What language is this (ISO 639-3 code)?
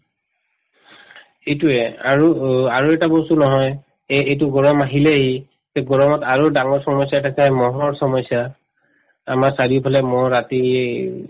asm